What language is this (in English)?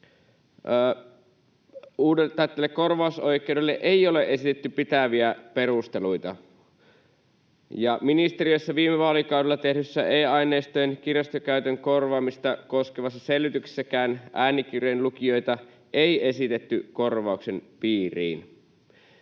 Finnish